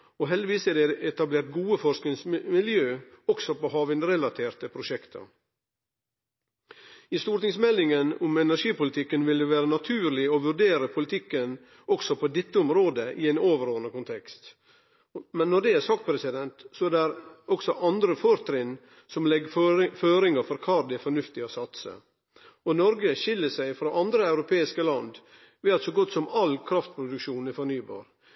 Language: Norwegian Nynorsk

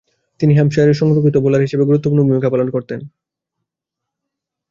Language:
Bangla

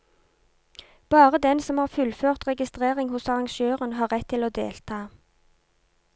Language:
Norwegian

